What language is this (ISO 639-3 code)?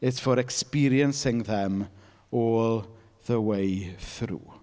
eng